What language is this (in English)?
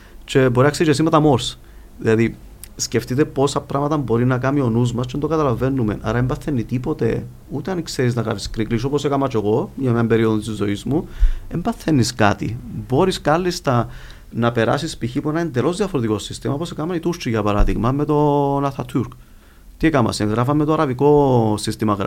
Greek